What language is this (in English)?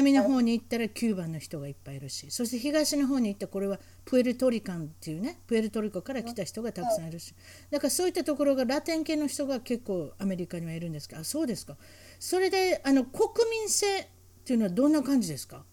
Japanese